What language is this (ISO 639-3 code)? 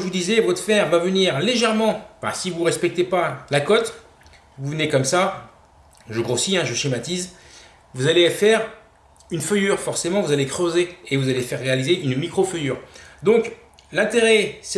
fra